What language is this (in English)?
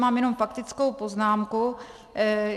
Czech